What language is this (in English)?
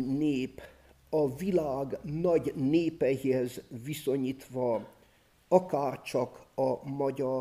Hungarian